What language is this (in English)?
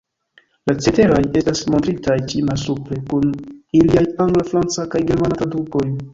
Esperanto